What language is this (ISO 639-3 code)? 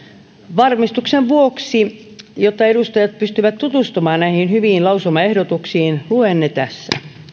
fin